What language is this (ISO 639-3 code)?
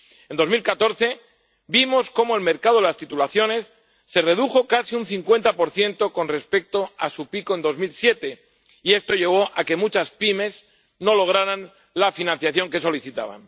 spa